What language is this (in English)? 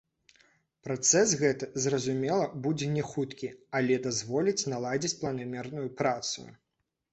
Belarusian